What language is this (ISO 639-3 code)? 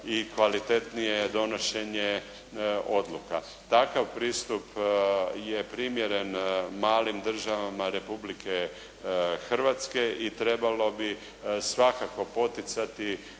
hrv